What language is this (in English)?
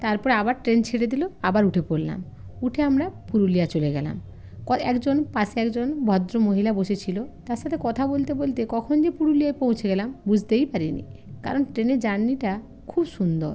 Bangla